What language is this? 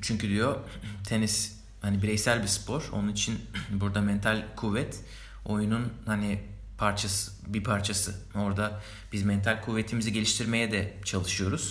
Turkish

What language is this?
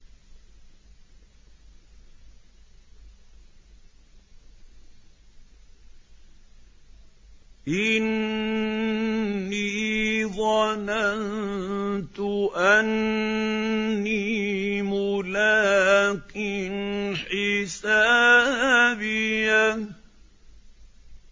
Arabic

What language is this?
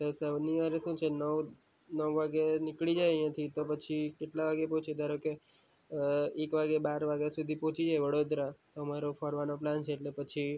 Gujarati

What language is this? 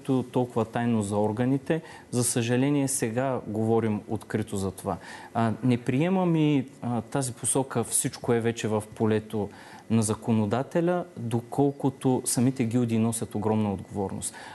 Bulgarian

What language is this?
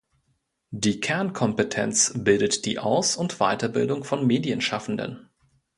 German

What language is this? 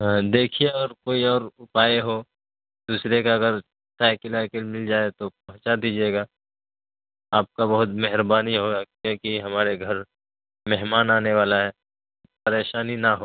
Urdu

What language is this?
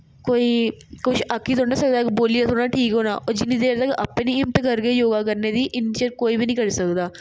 Dogri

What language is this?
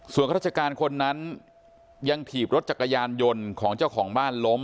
Thai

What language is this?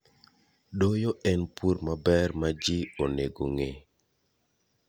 Luo (Kenya and Tanzania)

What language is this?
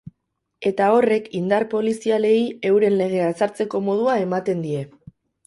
Basque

